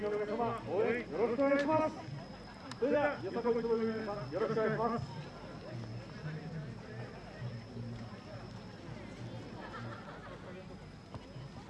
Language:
Japanese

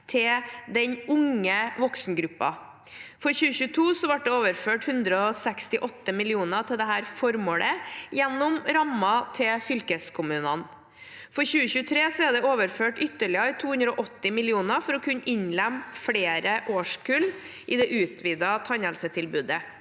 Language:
Norwegian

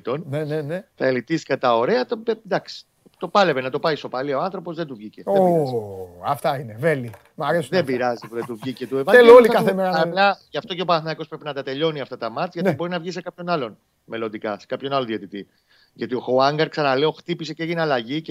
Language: Greek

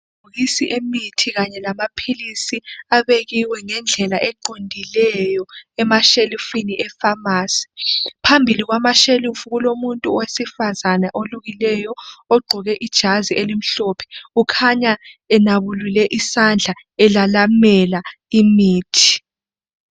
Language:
North Ndebele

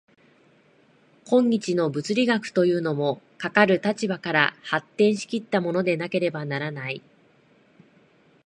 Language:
Japanese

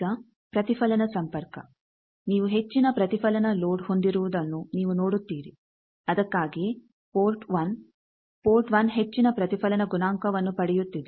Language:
Kannada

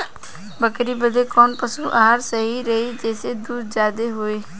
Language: Bhojpuri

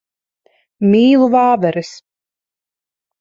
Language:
Latvian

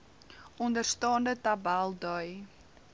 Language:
Afrikaans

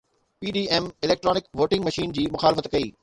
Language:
Sindhi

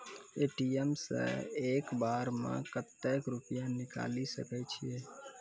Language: Maithili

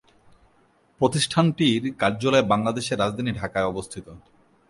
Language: Bangla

